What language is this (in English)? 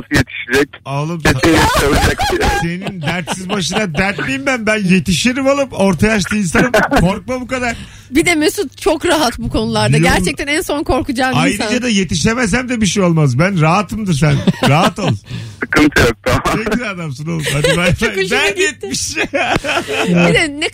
Turkish